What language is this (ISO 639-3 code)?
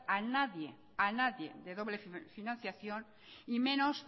spa